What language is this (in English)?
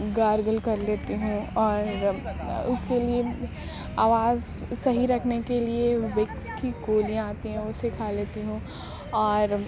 Urdu